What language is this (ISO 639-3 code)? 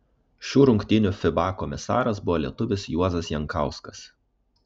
lit